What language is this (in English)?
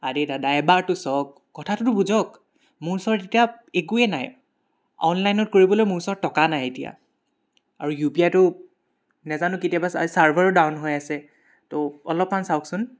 Assamese